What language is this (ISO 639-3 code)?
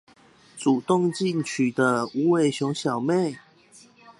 zho